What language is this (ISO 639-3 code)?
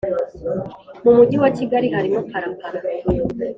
kin